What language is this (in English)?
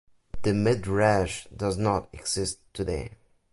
English